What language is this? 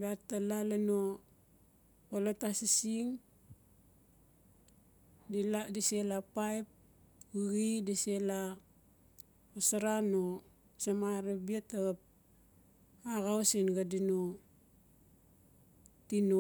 Notsi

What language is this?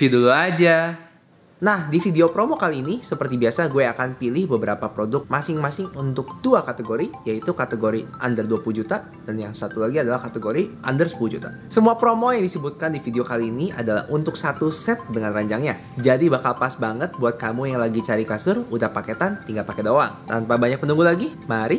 Indonesian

